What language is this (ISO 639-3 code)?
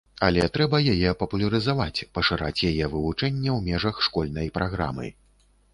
bel